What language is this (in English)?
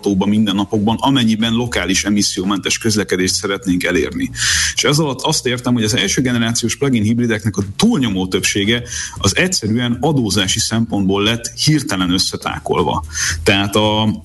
Hungarian